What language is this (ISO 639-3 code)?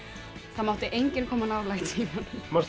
isl